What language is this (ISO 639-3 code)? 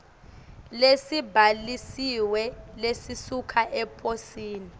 ssw